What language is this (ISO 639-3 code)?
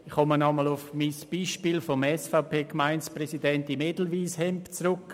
gsw